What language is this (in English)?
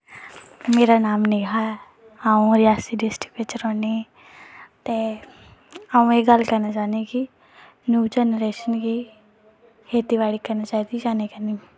Dogri